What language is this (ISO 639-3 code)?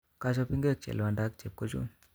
kln